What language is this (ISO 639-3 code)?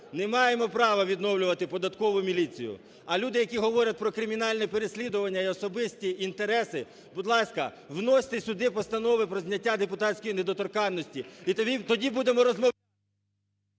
ukr